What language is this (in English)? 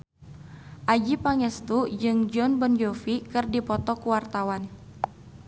Sundanese